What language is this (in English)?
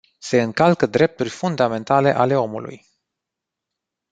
Romanian